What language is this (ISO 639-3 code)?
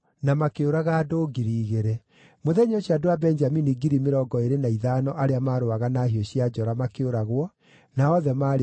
kik